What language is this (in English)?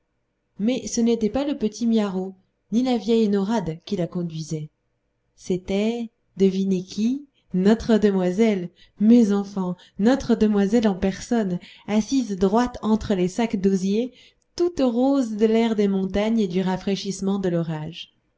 French